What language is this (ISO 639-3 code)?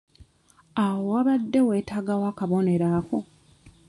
lug